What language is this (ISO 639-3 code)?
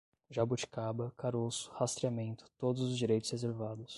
por